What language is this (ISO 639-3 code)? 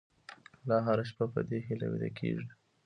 pus